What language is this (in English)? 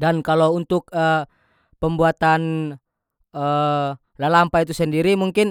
North Moluccan Malay